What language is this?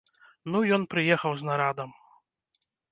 Belarusian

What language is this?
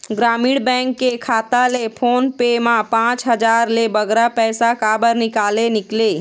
Chhattisgarhi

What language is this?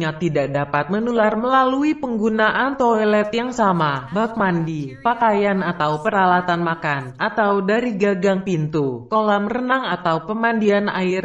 Indonesian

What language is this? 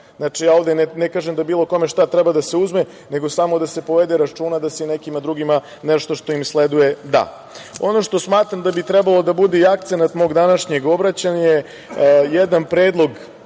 Serbian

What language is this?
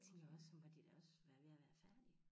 Danish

